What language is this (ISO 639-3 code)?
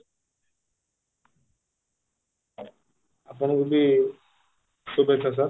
ori